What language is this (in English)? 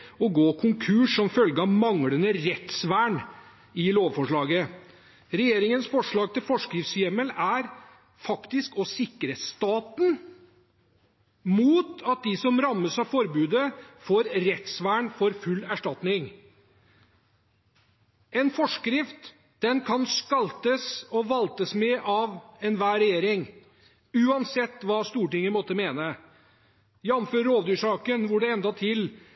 Norwegian Bokmål